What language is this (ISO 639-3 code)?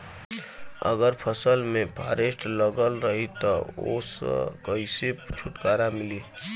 bho